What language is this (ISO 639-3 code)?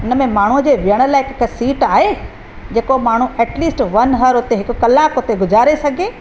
snd